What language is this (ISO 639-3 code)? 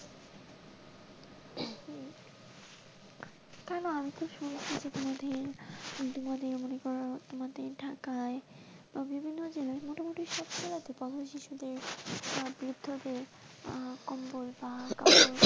ben